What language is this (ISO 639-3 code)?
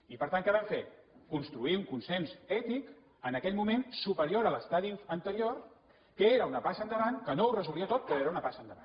cat